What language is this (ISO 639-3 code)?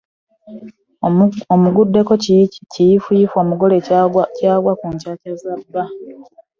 lug